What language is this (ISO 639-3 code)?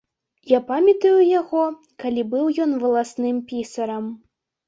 bel